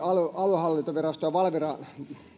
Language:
Finnish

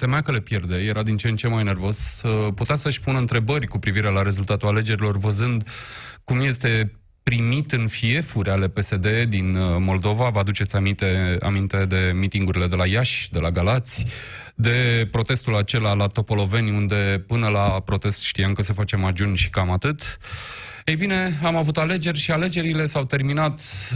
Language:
Romanian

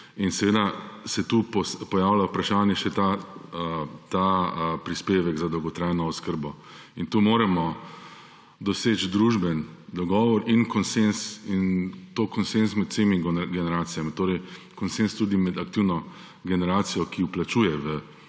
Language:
Slovenian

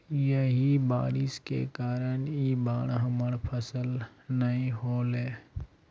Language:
Magahi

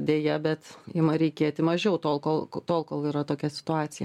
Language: Lithuanian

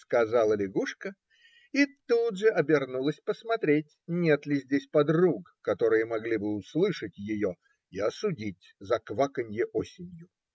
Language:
Russian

